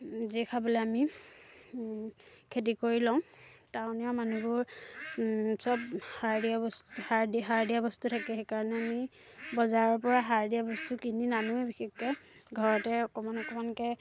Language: Assamese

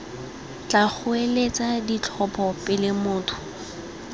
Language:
Tswana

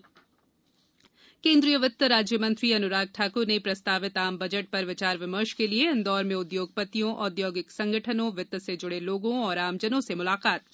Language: Hindi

